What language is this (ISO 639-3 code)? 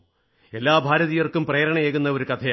mal